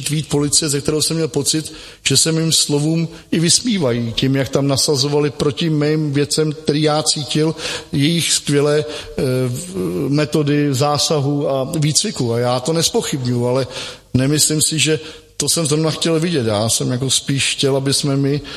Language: Czech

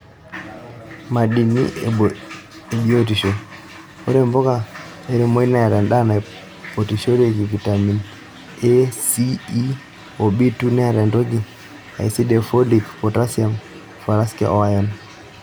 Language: Masai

